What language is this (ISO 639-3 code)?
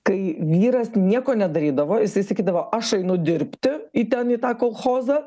lit